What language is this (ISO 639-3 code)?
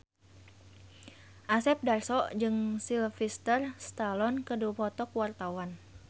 sun